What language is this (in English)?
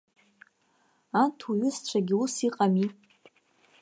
Abkhazian